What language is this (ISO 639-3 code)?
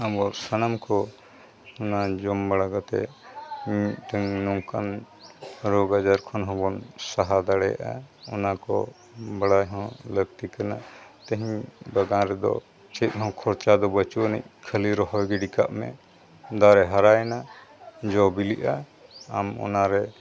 sat